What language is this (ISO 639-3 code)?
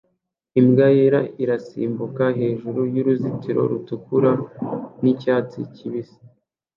kin